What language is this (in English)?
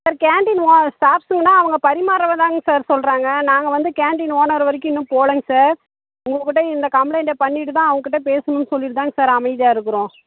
Tamil